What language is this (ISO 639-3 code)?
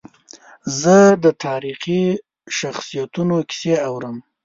pus